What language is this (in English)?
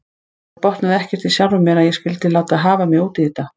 Icelandic